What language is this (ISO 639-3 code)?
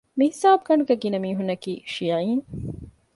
div